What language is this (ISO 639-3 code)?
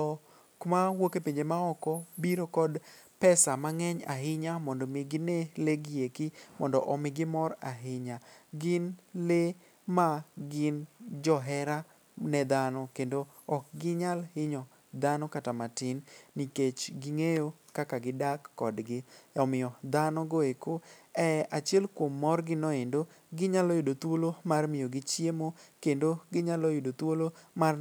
luo